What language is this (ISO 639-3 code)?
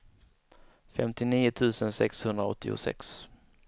swe